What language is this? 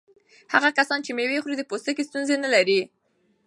Pashto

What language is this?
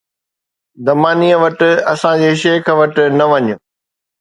Sindhi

